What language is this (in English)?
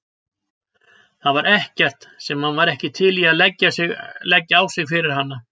Icelandic